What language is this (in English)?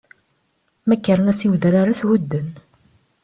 Kabyle